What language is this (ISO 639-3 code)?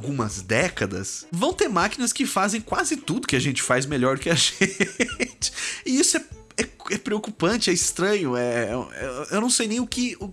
por